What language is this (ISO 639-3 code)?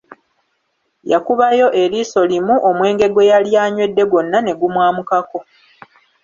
lug